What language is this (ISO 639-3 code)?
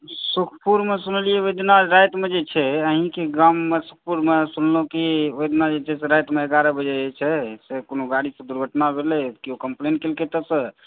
mai